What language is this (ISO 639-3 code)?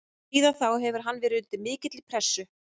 isl